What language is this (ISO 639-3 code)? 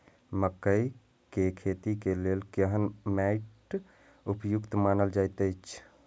mai